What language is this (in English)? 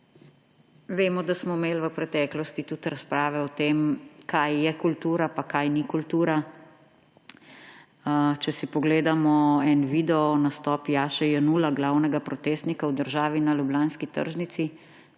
Slovenian